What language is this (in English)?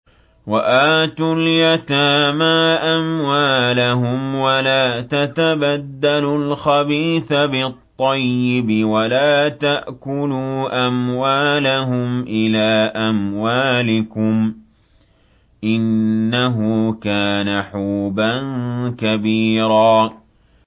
Arabic